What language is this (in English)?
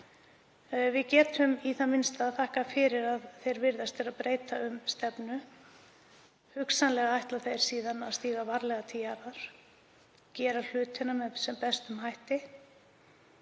Icelandic